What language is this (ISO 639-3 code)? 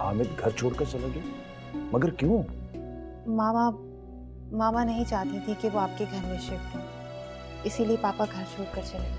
hin